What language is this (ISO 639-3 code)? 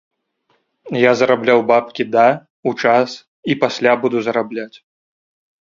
bel